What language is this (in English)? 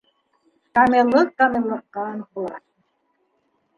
Bashkir